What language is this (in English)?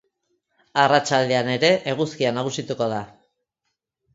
Basque